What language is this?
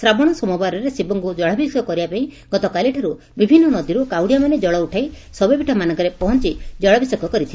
Odia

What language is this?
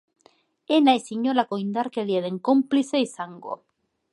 Basque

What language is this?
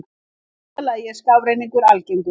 Icelandic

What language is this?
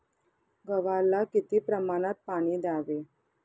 Marathi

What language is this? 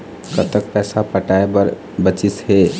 Chhattisgarhi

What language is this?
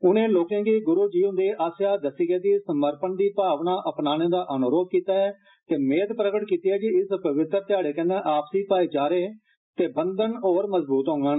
Dogri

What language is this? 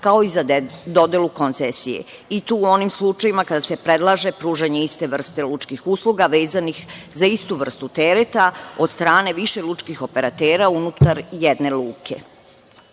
Serbian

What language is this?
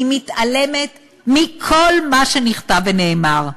Hebrew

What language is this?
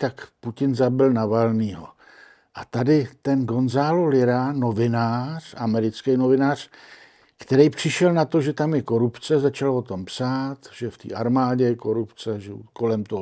Czech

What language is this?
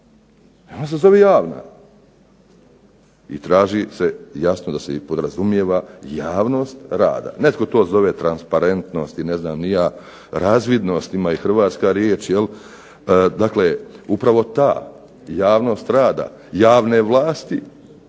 Croatian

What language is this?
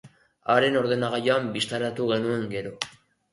Basque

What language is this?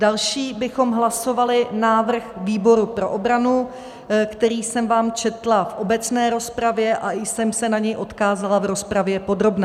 Czech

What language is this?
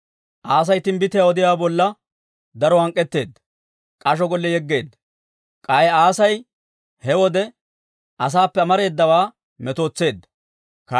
Dawro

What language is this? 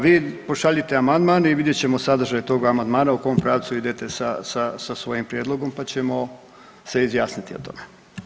Croatian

